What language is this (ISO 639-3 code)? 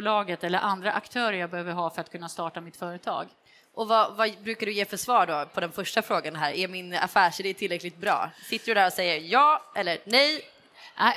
swe